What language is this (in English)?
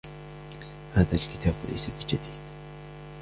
Arabic